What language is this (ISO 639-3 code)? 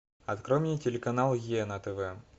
rus